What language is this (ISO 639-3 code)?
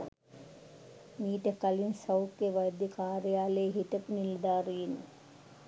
sin